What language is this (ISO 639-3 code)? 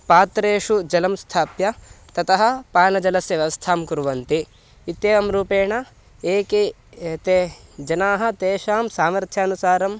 san